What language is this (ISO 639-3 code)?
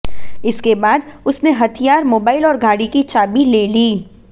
hin